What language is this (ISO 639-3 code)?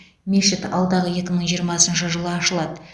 kaz